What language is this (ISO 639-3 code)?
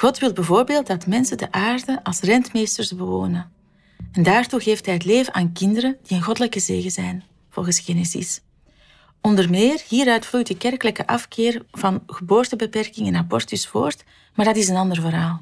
nld